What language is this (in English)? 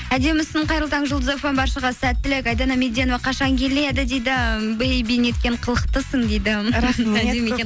Kazakh